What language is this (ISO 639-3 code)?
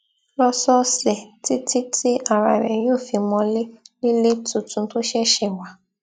yor